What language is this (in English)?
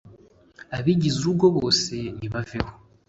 Kinyarwanda